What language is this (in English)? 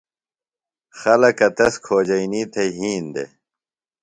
Phalura